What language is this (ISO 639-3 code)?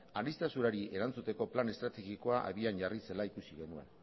eus